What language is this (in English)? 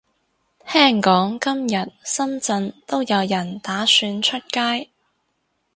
Cantonese